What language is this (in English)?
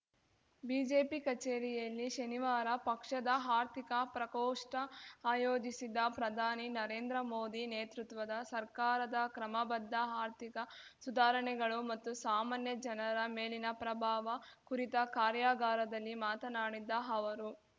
Kannada